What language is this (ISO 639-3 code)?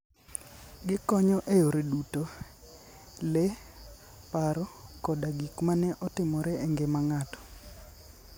luo